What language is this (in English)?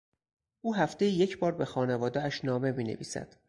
Persian